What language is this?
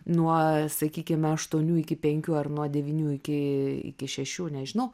Lithuanian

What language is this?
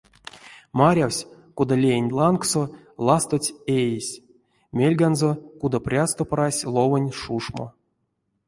Erzya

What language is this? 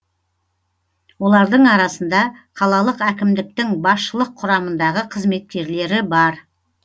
Kazakh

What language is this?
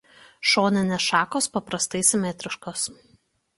Lithuanian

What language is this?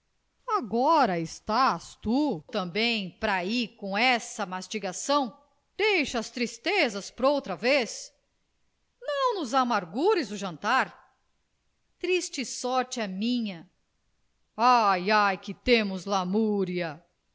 Portuguese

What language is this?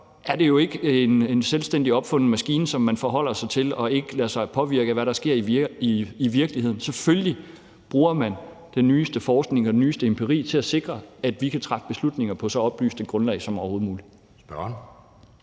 Danish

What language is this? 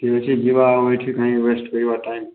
Odia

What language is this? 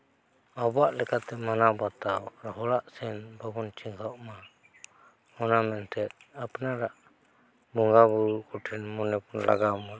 Santali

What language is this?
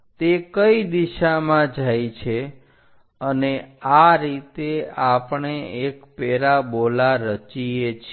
Gujarati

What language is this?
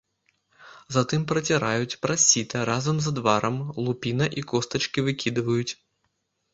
Belarusian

